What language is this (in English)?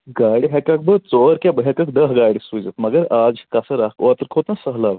Kashmiri